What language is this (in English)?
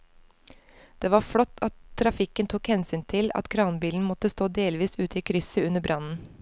Norwegian